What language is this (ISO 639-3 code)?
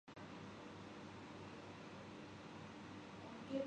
urd